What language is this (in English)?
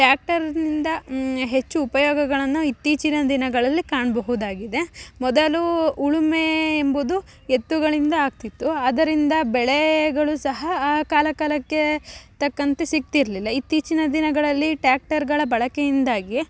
Kannada